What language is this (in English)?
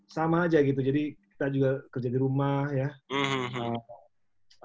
Indonesian